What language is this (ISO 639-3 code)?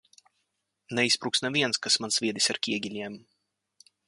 lav